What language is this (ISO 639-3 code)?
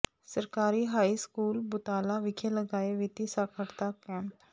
pan